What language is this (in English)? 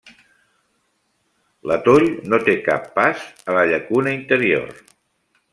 Catalan